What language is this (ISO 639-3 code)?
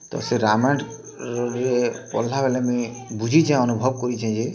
ori